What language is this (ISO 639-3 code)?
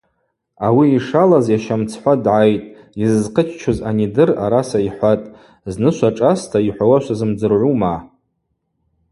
abq